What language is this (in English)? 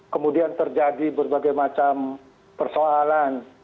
Indonesian